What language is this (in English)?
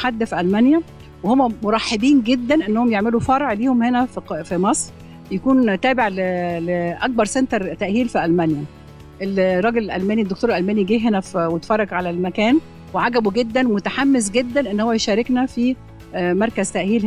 Arabic